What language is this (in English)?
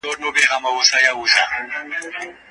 Pashto